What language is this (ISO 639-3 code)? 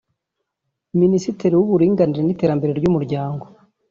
kin